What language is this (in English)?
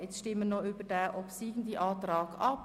Swiss German